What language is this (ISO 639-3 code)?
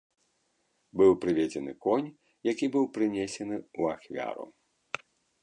bel